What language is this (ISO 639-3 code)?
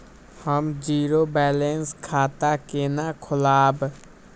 mai